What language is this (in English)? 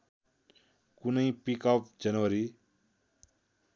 Nepali